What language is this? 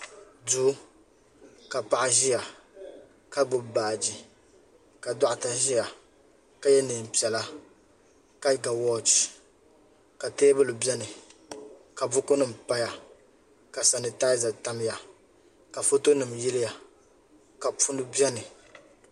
Dagbani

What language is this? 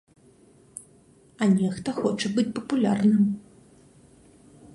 Belarusian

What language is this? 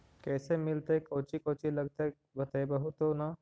Magahi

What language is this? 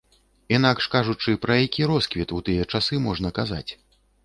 Belarusian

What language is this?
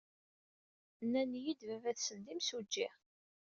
Kabyle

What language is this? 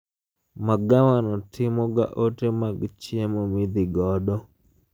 Luo (Kenya and Tanzania)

